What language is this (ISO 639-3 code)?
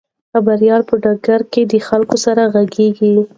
pus